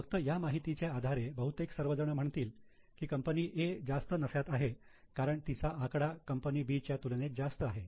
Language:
Marathi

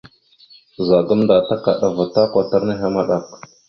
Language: Mada (Cameroon)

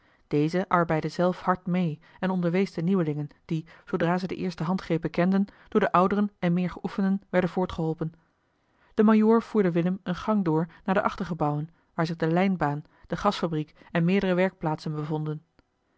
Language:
Dutch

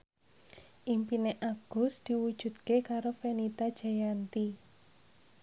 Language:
Javanese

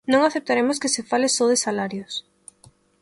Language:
Galician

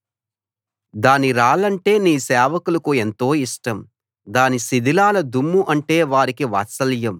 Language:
Telugu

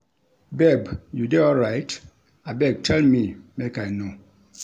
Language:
Nigerian Pidgin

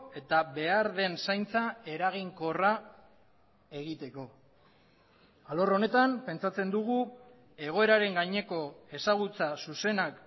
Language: Basque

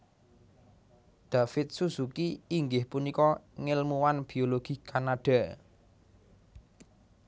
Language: Javanese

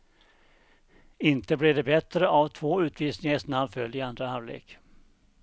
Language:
Swedish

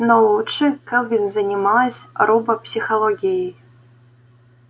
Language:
Russian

